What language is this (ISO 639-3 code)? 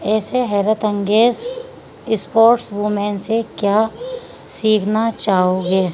urd